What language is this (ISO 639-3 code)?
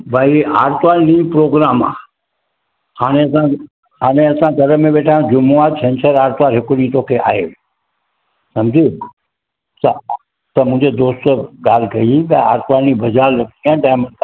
snd